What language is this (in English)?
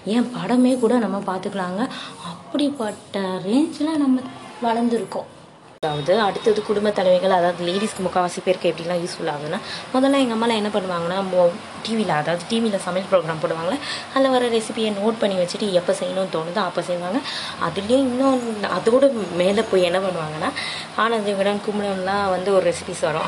Tamil